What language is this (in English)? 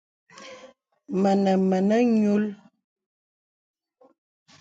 Bebele